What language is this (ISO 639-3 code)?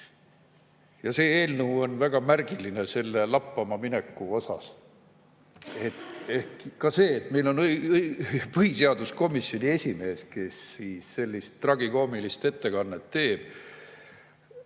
est